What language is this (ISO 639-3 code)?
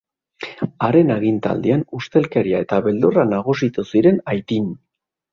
eus